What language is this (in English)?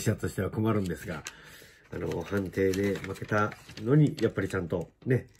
Japanese